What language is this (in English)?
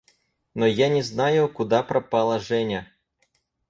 Russian